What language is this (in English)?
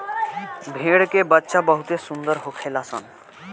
Bhojpuri